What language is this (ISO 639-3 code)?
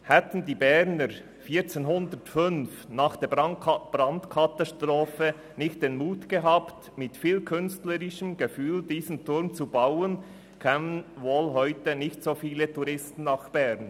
gsw